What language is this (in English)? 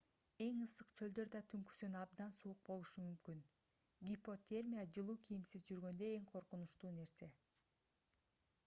Kyrgyz